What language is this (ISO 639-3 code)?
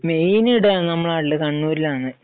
mal